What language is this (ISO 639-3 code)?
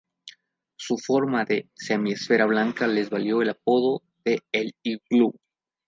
spa